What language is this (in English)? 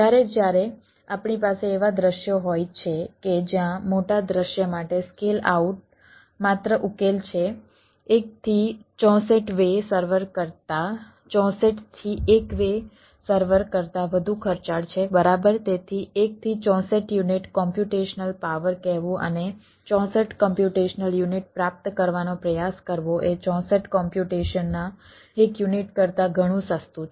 Gujarati